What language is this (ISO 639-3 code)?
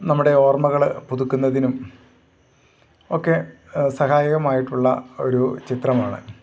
mal